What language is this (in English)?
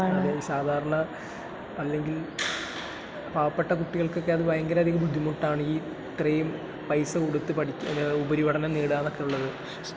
Malayalam